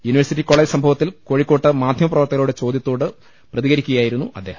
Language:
Malayalam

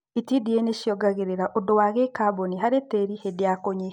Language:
Kikuyu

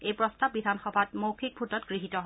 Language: Assamese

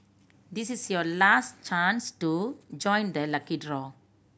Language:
English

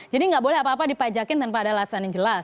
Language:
Indonesian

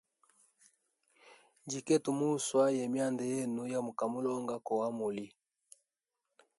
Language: Hemba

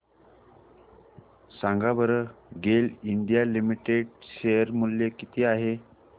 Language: Marathi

